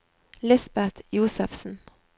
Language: Norwegian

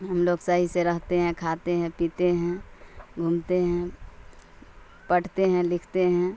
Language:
Urdu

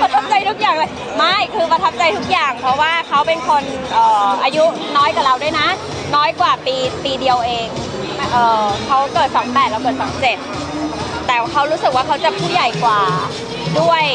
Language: Thai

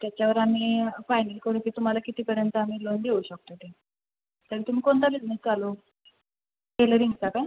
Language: Marathi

